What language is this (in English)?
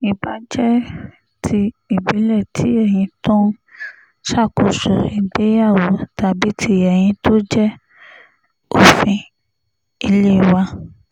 Yoruba